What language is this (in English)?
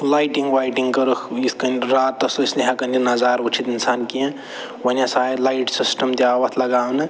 Kashmiri